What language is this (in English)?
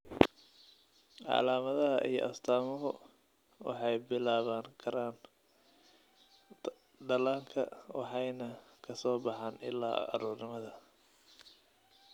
Somali